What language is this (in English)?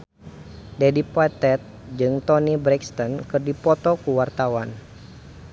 Sundanese